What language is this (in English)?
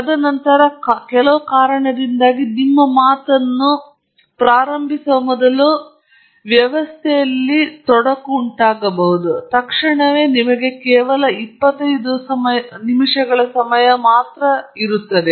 Kannada